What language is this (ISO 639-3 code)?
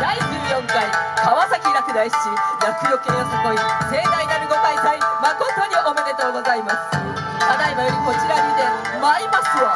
jpn